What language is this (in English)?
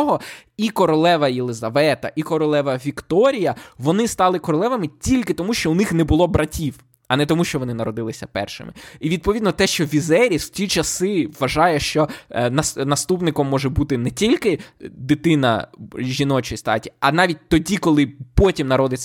Ukrainian